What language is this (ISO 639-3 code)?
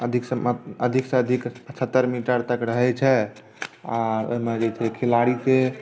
mai